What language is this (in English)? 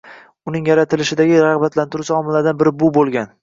Uzbek